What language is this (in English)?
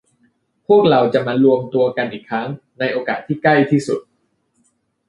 Thai